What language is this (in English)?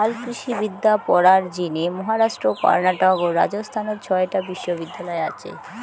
Bangla